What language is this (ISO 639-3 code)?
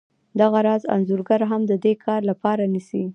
pus